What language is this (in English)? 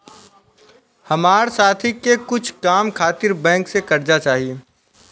Bhojpuri